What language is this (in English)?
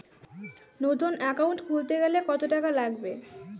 Bangla